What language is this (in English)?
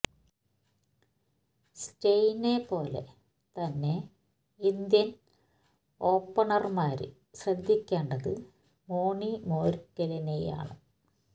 Malayalam